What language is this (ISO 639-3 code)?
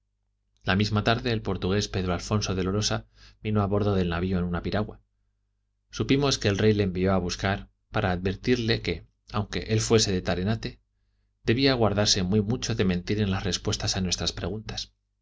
spa